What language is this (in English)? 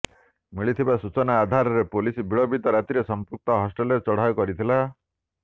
Odia